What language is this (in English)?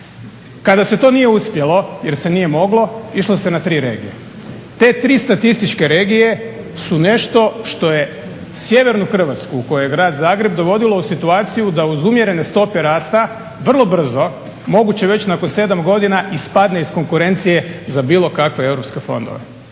Croatian